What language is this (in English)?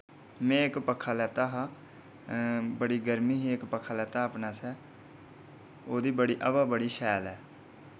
Dogri